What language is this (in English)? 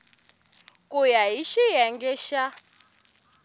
Tsonga